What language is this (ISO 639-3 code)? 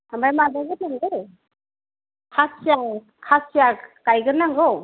brx